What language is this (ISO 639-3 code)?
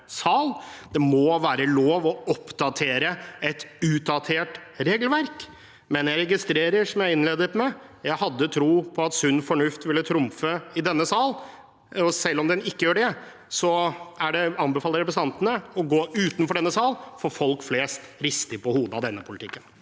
nor